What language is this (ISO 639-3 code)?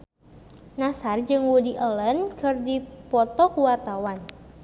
sun